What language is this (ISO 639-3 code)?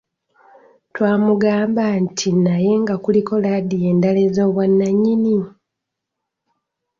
lug